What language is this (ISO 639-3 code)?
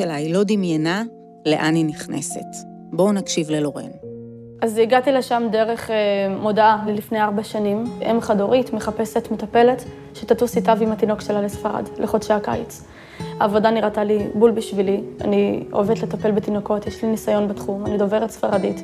heb